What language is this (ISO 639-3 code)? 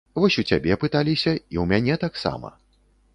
bel